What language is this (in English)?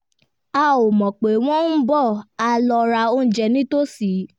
Yoruba